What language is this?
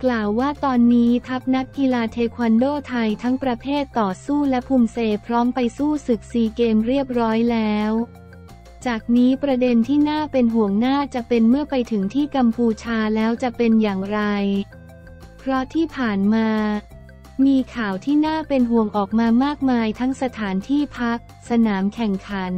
Thai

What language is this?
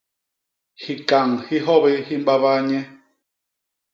Basaa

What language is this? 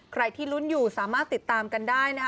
Thai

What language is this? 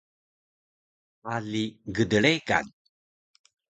Taroko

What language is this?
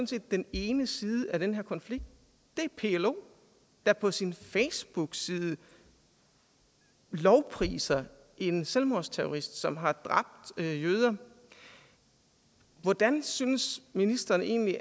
Danish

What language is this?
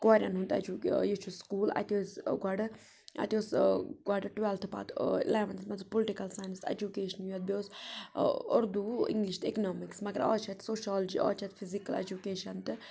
Kashmiri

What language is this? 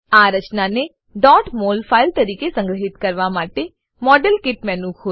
Gujarati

